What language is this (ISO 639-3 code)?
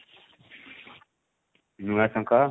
ori